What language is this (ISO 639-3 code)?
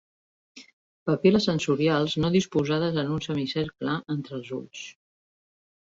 cat